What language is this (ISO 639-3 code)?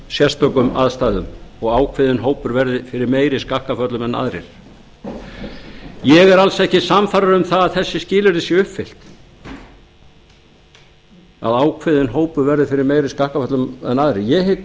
isl